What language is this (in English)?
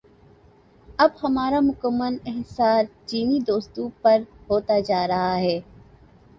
Urdu